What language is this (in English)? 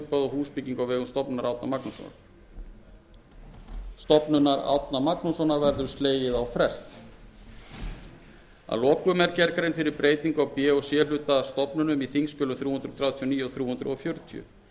Icelandic